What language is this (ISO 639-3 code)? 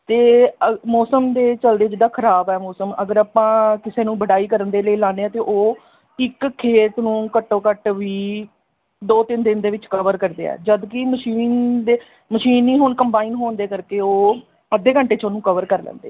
pan